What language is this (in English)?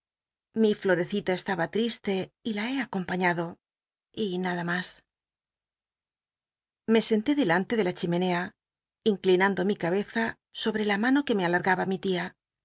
Spanish